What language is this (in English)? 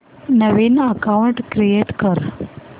Marathi